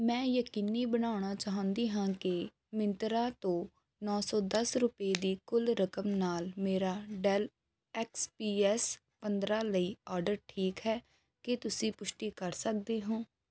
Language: Punjabi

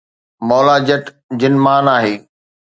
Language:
Sindhi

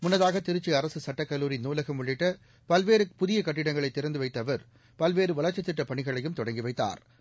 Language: Tamil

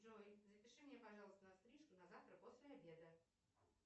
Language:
Russian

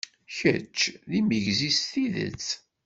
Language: Kabyle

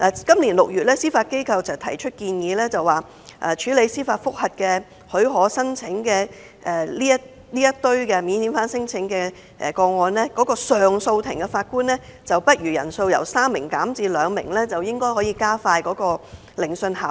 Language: Cantonese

